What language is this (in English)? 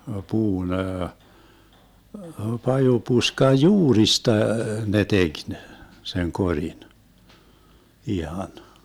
Finnish